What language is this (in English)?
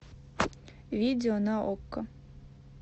Russian